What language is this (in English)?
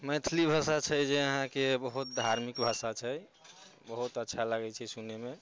Maithili